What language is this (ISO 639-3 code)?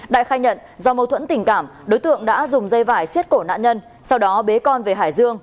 vie